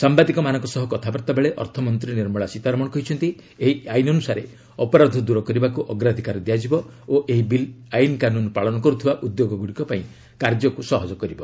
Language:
Odia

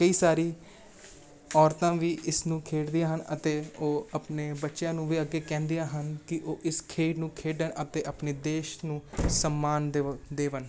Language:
Punjabi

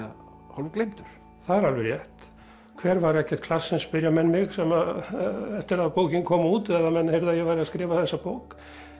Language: Icelandic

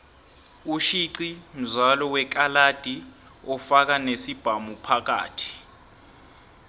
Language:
South Ndebele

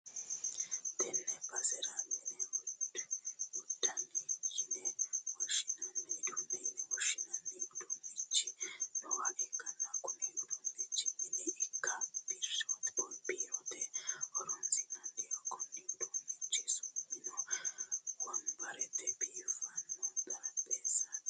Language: Sidamo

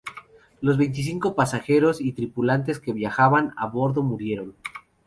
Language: Spanish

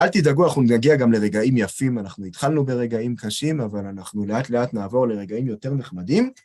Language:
Hebrew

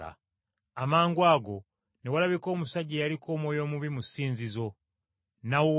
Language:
Ganda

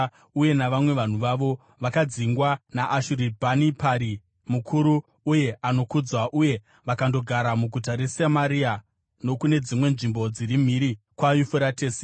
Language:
Shona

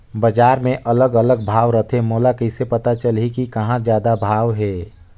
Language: Chhattisgarhi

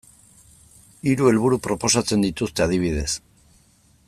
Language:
Basque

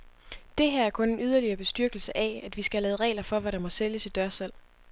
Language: Danish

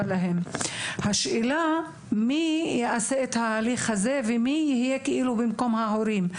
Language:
Hebrew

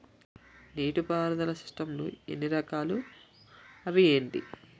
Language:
Telugu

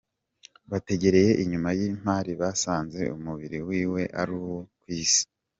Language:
Kinyarwanda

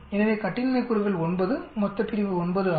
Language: Tamil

